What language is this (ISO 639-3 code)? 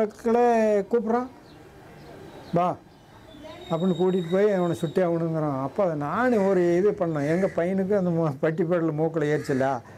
tam